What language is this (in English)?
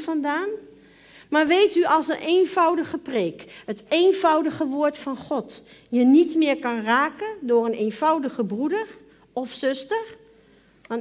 Dutch